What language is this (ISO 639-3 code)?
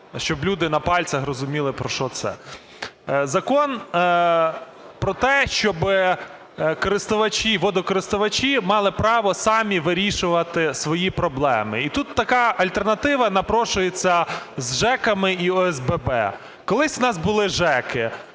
ukr